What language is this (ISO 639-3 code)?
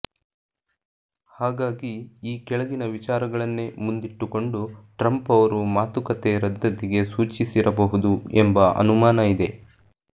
kan